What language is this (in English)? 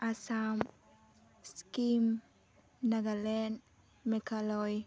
Bodo